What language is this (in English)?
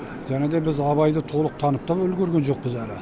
Kazakh